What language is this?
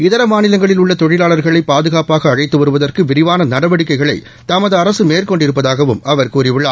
Tamil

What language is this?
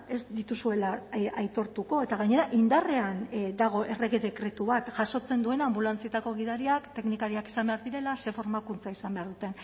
Basque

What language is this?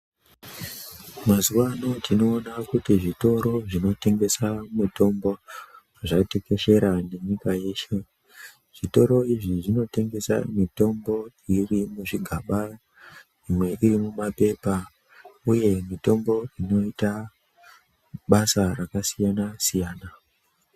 Ndau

